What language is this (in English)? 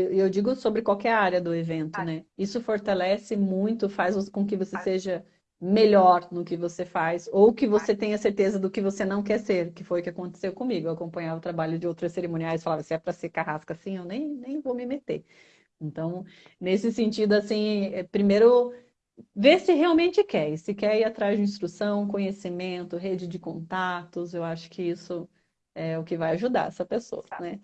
Portuguese